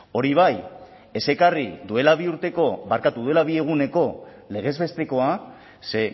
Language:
Basque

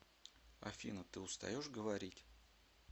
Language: Russian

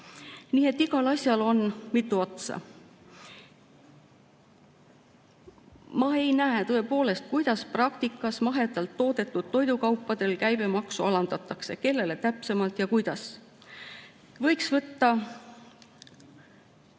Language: Estonian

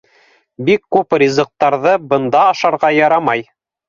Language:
Bashkir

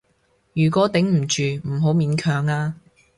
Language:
Cantonese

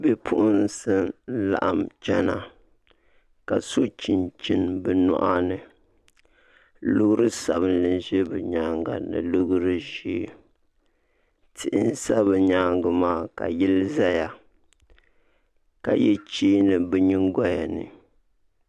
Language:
Dagbani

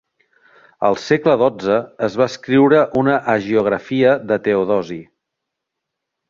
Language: Catalan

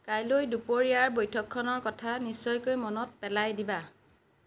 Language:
Assamese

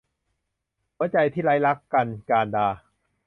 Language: Thai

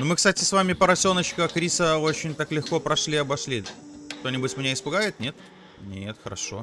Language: Russian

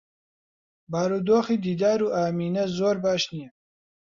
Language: Central Kurdish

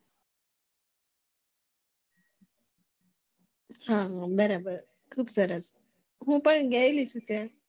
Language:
Gujarati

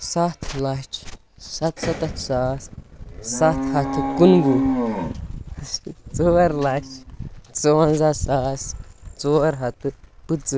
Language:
Kashmiri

